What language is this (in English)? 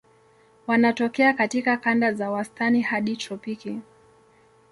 Swahili